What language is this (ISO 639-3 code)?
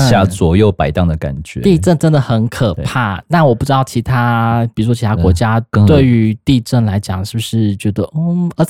zho